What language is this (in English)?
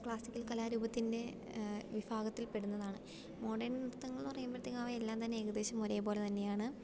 Malayalam